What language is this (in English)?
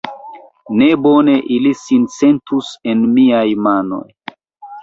Esperanto